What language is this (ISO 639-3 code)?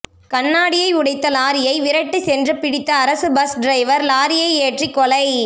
tam